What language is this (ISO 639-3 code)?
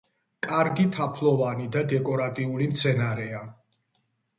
kat